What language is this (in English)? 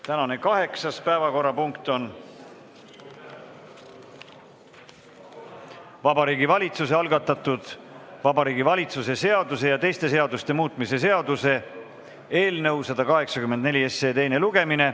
Estonian